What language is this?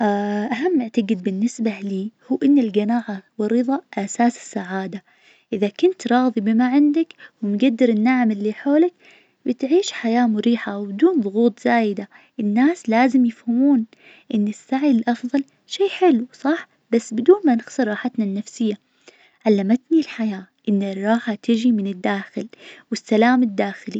Najdi Arabic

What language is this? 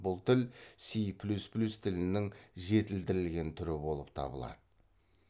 Kazakh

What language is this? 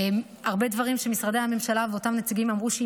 Hebrew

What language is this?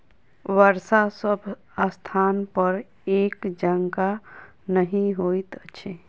Maithili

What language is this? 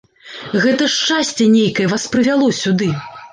Belarusian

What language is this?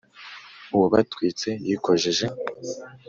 Kinyarwanda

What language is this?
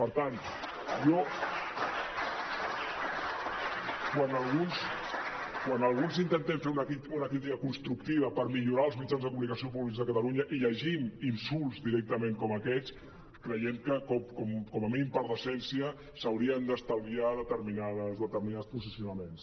Catalan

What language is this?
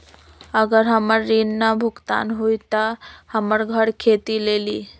Magahi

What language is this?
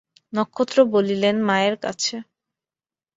Bangla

